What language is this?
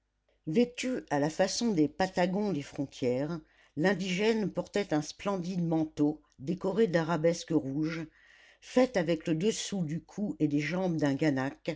French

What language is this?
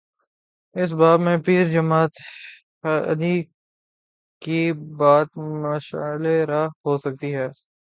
Urdu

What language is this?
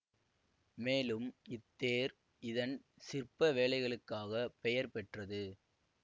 Tamil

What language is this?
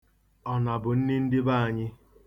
Igbo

